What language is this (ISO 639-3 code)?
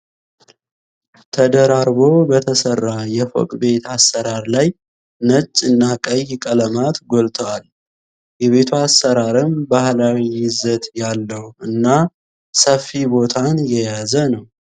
amh